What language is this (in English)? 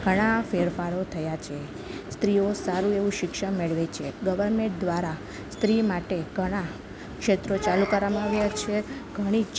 Gujarati